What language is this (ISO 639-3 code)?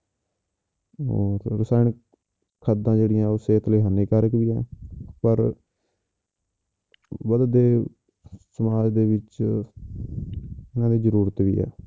pan